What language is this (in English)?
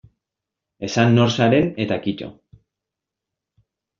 Basque